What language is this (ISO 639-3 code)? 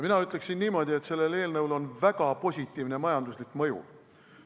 est